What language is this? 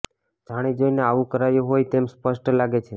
Gujarati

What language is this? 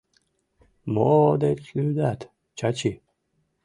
Mari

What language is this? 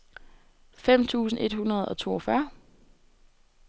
Danish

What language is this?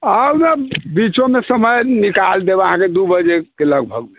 Maithili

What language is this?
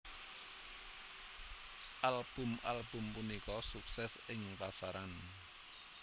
Javanese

